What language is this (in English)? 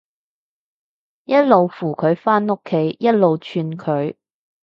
Cantonese